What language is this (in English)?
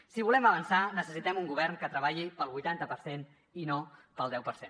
Catalan